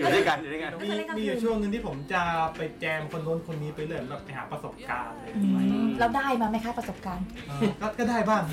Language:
Thai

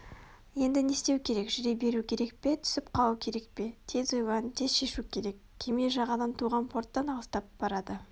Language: Kazakh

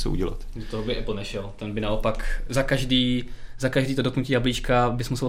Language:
Czech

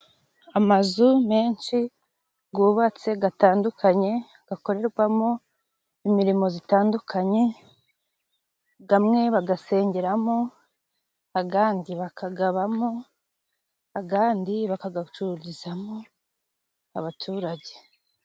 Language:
Kinyarwanda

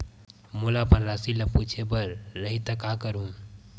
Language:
Chhattisgarhi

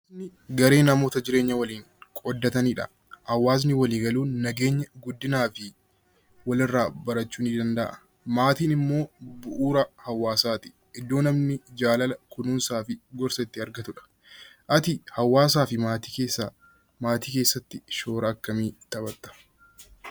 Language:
Oromo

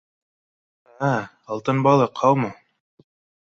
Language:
Bashkir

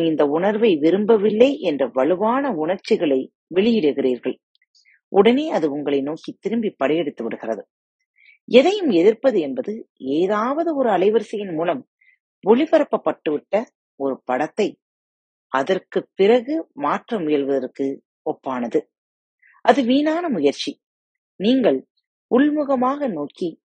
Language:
Tamil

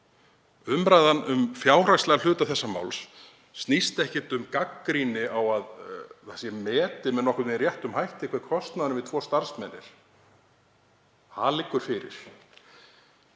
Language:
Icelandic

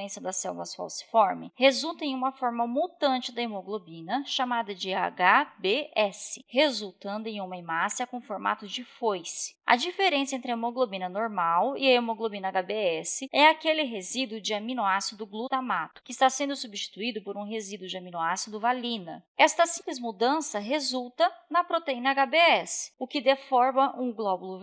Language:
Portuguese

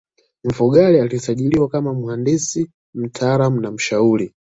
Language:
Swahili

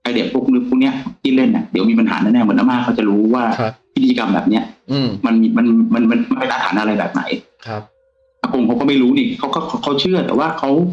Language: Thai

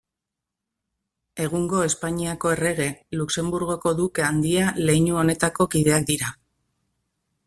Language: Basque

